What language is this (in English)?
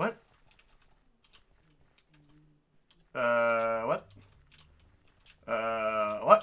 French